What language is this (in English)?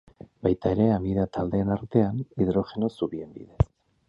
Basque